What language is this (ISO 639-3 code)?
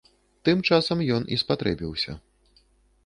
bel